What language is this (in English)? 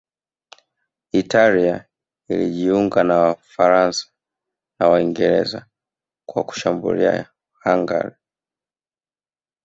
Swahili